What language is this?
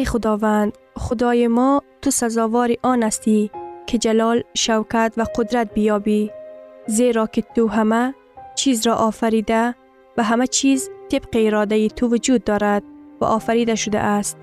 Persian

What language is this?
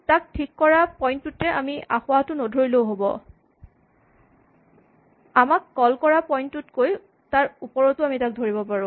Assamese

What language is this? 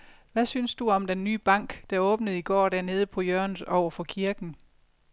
Danish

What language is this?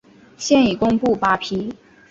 Chinese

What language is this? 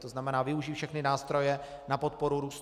Czech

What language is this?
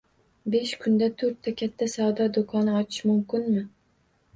Uzbek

